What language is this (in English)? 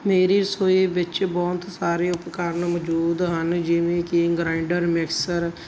Punjabi